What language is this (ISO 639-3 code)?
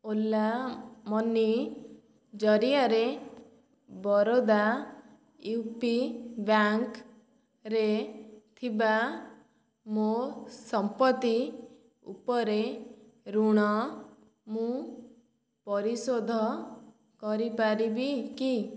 ori